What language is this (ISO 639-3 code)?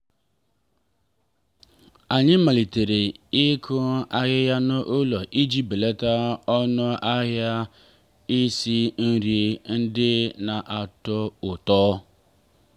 ibo